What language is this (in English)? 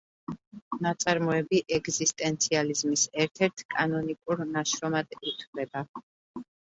Georgian